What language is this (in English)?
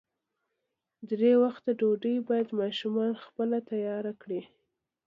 Pashto